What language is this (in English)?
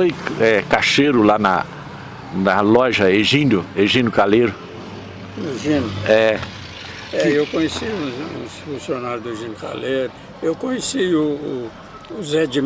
Portuguese